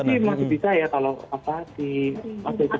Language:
Indonesian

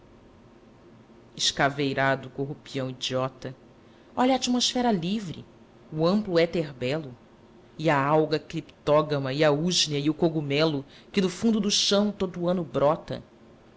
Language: Portuguese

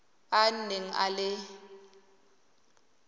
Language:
Tswana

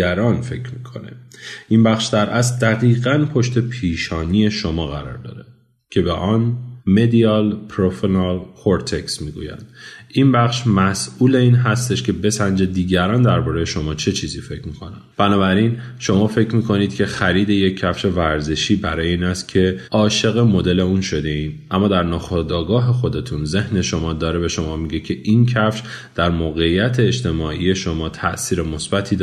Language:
Persian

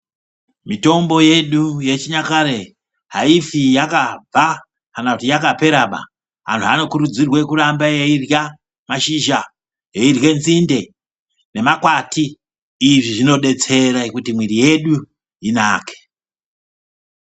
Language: Ndau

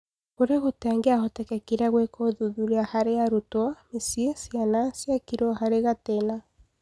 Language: Kikuyu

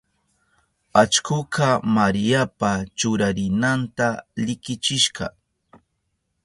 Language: Southern Pastaza Quechua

